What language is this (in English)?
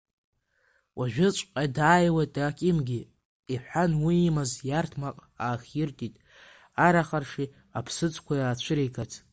Abkhazian